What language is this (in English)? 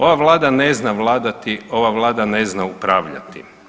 Croatian